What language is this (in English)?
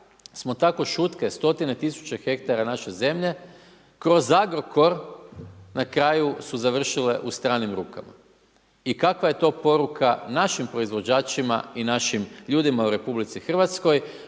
Croatian